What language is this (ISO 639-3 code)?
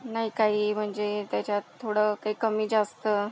mar